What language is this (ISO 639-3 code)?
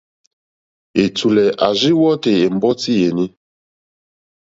bri